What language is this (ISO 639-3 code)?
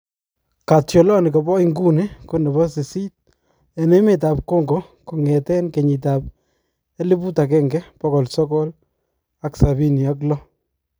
kln